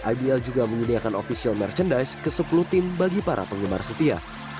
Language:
Indonesian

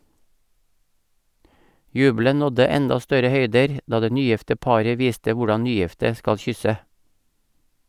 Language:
Norwegian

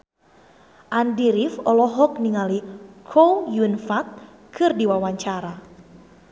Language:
Sundanese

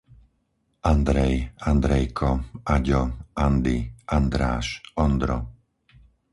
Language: Slovak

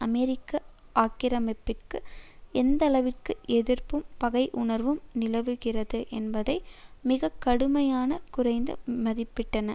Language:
Tamil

